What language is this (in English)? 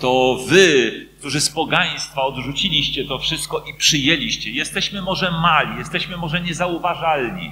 Polish